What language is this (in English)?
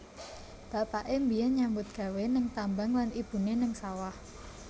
Javanese